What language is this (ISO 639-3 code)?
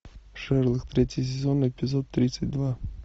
rus